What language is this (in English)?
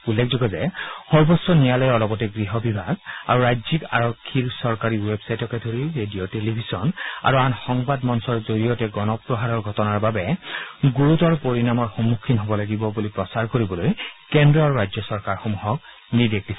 Assamese